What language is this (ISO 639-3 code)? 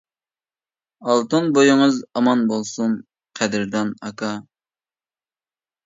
uig